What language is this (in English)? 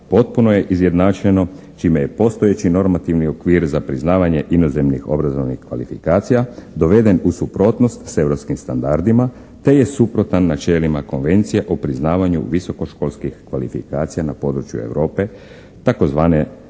Croatian